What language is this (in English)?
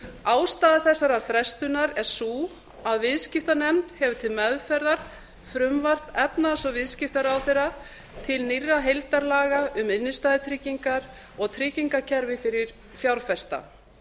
Icelandic